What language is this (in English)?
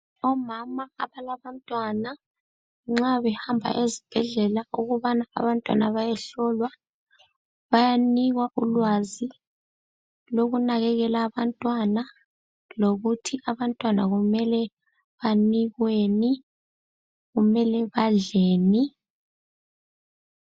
North Ndebele